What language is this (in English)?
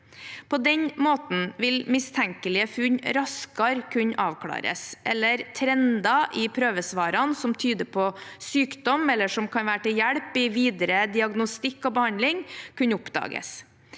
Norwegian